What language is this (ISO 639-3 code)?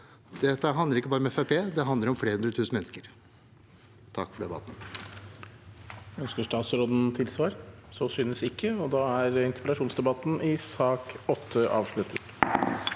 nor